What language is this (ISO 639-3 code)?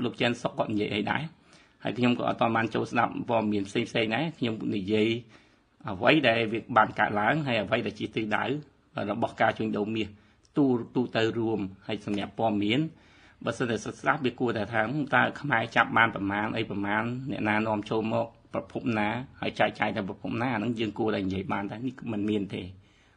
tha